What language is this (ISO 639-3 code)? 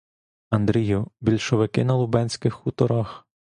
ukr